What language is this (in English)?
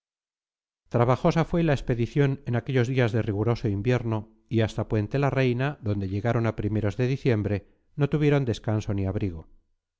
Spanish